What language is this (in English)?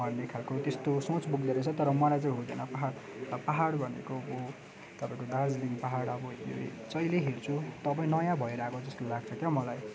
Nepali